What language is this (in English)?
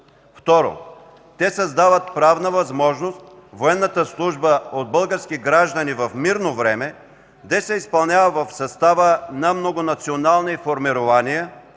Bulgarian